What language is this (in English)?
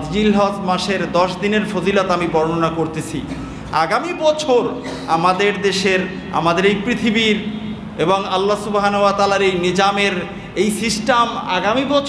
Bangla